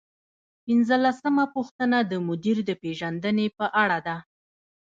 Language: Pashto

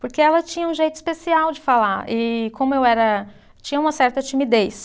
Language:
Portuguese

